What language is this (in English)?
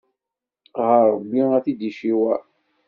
Kabyle